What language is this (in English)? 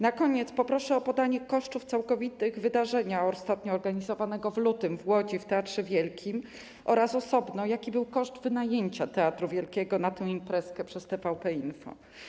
Polish